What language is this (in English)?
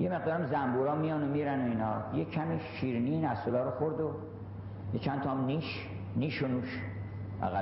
Persian